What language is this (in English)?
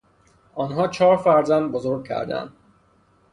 Persian